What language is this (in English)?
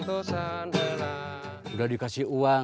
Indonesian